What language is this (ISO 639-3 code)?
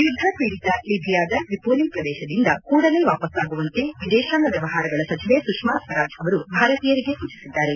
kan